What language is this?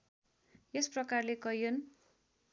Nepali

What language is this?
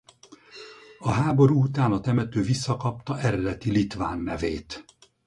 Hungarian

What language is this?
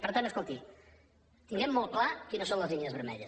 Catalan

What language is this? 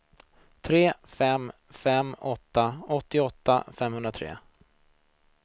Swedish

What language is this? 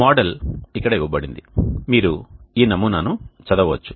Telugu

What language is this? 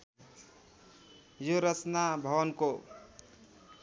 Nepali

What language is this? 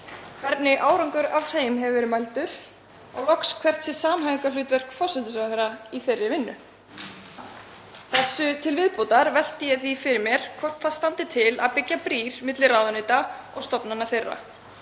Icelandic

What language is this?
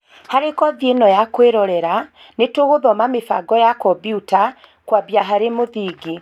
Kikuyu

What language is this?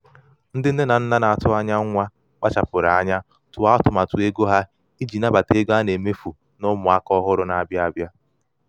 Igbo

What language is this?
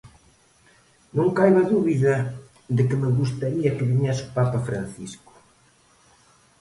Galician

